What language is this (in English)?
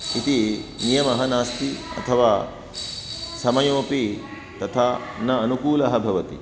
Sanskrit